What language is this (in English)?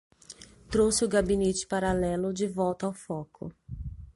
Portuguese